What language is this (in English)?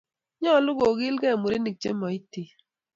Kalenjin